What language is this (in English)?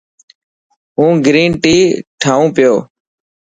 Dhatki